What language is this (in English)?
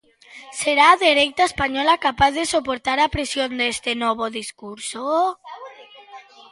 Galician